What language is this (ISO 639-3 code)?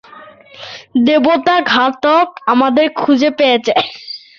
ben